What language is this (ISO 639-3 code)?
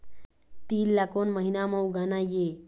hne